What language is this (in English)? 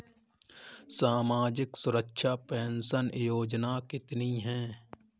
Hindi